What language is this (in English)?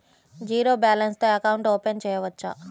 Telugu